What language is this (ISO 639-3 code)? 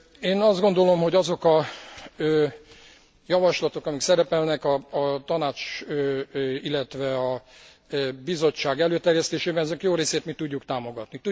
hun